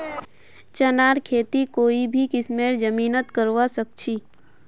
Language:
Magahi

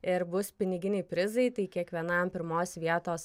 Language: Lithuanian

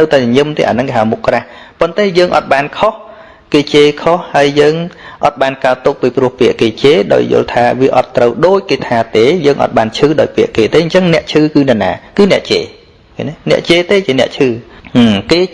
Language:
Vietnamese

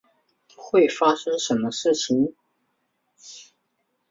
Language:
Chinese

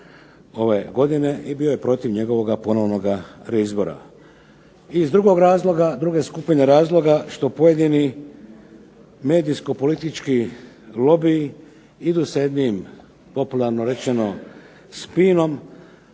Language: Croatian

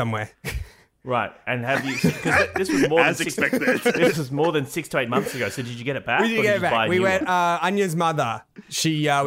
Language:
English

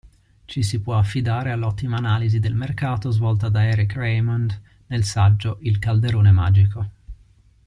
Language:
Italian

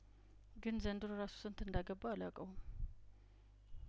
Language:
Amharic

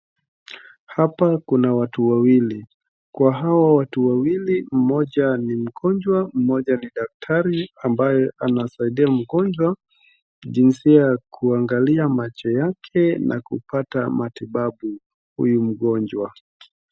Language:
Swahili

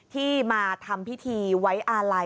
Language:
Thai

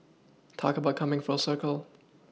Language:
English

